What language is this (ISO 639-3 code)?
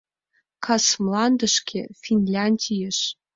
chm